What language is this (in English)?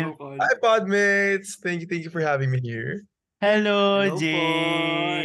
Filipino